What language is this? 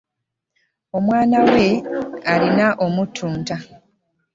Ganda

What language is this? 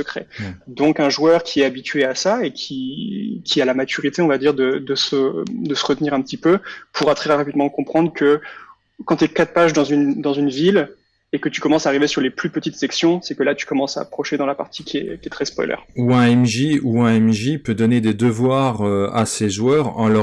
French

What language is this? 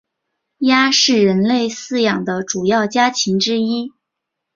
Chinese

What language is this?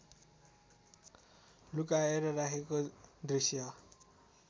Nepali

